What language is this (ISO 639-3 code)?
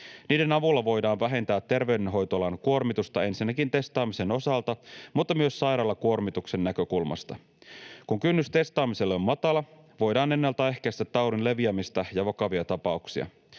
fin